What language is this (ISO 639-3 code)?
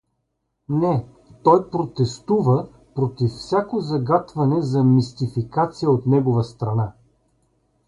bul